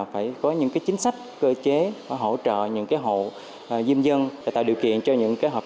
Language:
Vietnamese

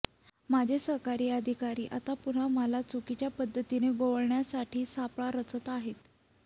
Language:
Marathi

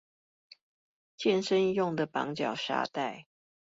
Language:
Chinese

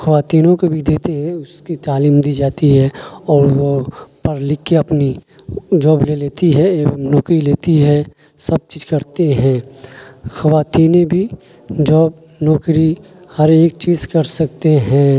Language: Urdu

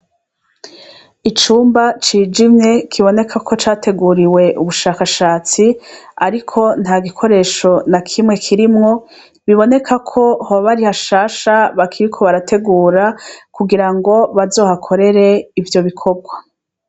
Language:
Rundi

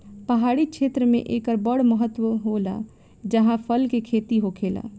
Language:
Bhojpuri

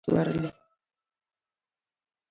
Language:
Luo (Kenya and Tanzania)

